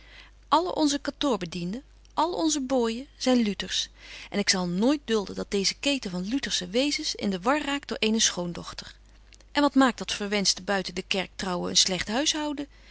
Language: Dutch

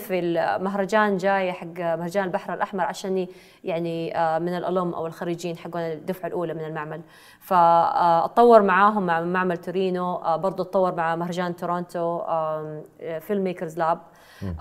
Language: Arabic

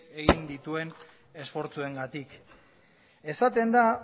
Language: Basque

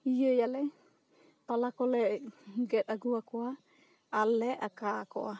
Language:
Santali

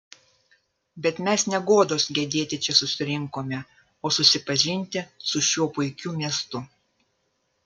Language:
Lithuanian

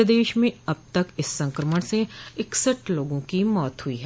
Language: Hindi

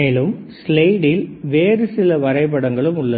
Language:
Tamil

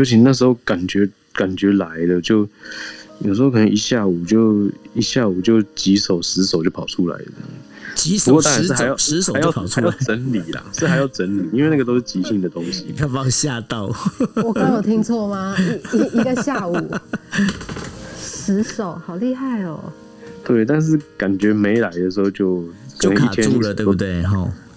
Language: Chinese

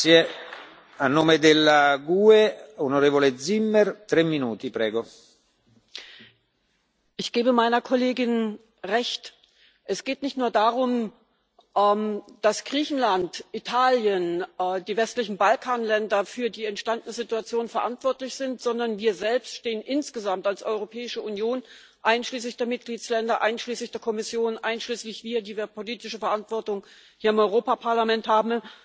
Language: German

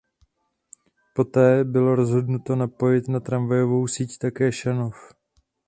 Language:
Czech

